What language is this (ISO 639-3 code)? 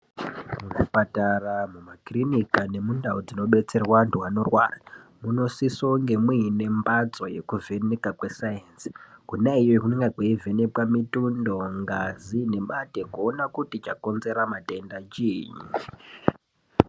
ndc